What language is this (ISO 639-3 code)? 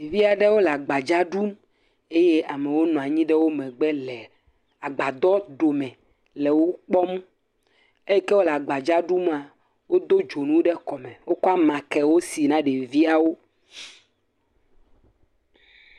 ewe